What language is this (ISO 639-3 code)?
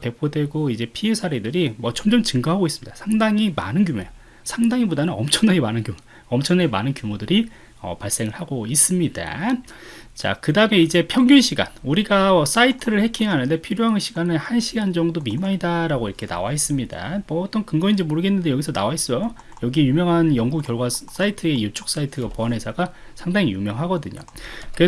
kor